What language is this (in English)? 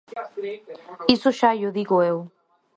Galician